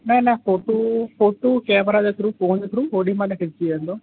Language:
Sindhi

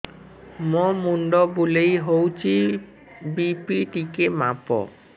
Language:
Odia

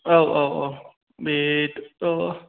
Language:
Bodo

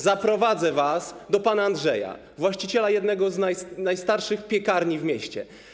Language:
Polish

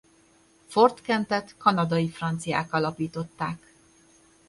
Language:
Hungarian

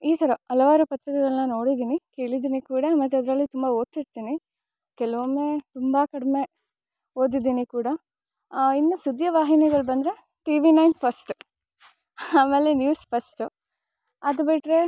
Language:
Kannada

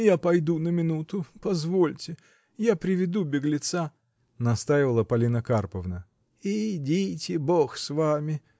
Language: Russian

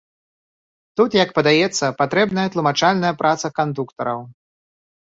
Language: Belarusian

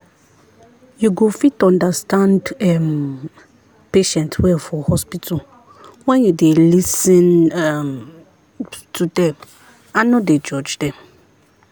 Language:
Nigerian Pidgin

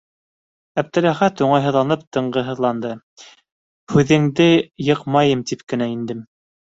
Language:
Bashkir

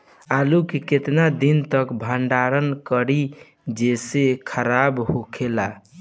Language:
Bhojpuri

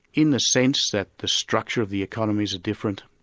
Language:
English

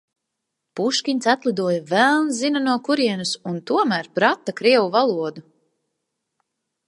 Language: Latvian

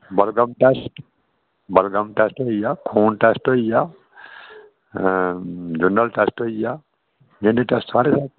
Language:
Dogri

